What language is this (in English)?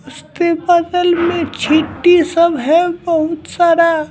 Hindi